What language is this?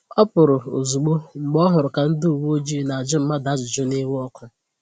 Igbo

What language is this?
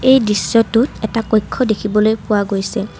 Assamese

